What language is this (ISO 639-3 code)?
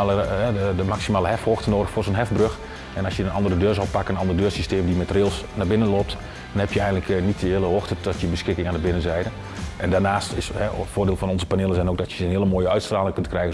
nld